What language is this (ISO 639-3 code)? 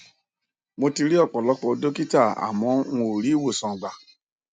yor